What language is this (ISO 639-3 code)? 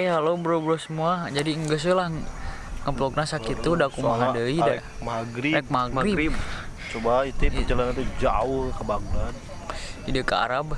ind